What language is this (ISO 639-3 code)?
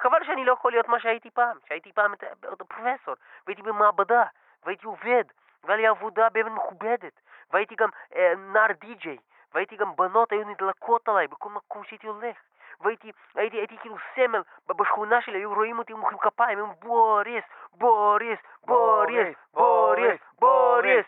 heb